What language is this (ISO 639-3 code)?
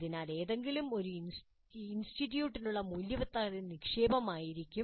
mal